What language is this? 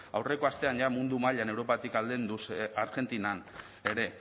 Basque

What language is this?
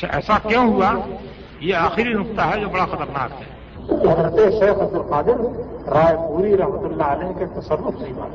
Urdu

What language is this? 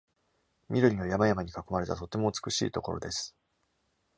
Japanese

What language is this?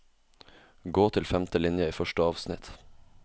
Norwegian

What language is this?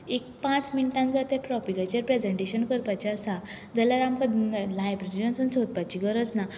Konkani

